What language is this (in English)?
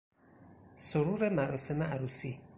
Persian